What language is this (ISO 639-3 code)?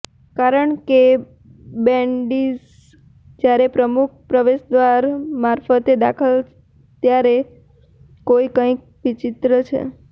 guj